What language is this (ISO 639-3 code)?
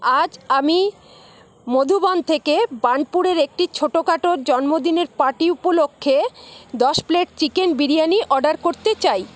ben